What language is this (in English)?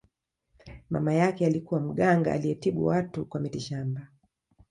Swahili